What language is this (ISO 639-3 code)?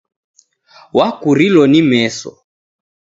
dav